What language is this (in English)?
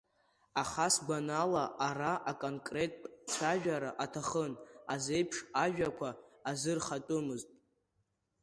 Abkhazian